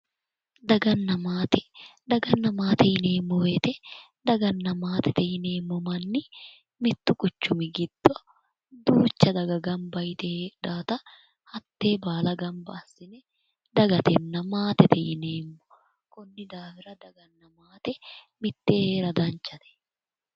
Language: Sidamo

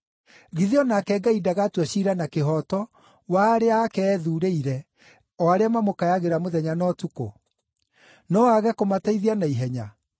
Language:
Kikuyu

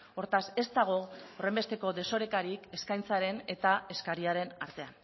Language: Basque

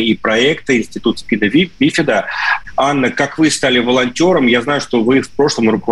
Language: Russian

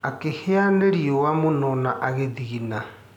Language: Kikuyu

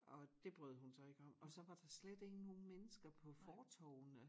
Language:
Danish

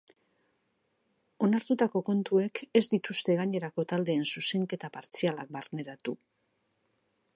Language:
Basque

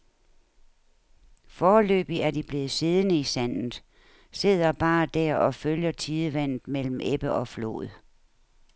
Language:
Danish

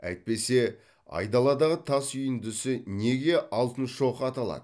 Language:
Kazakh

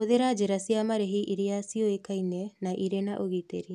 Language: Kikuyu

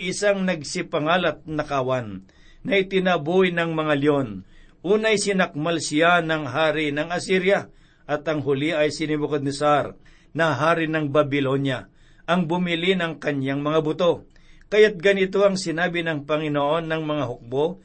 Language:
Filipino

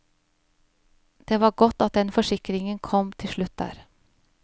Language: Norwegian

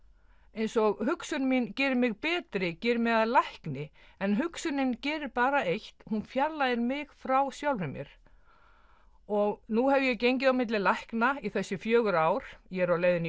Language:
Icelandic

